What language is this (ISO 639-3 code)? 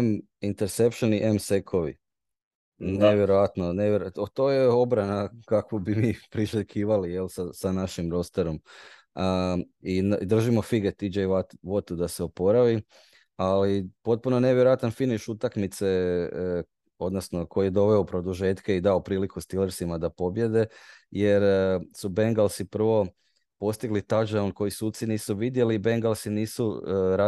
hrv